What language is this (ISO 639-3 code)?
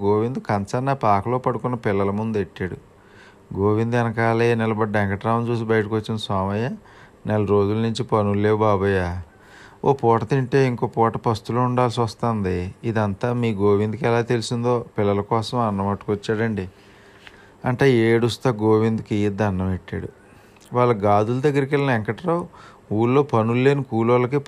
tel